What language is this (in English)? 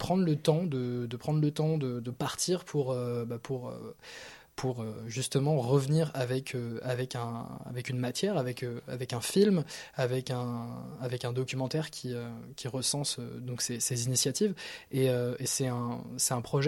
French